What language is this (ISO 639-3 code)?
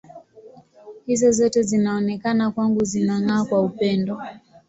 swa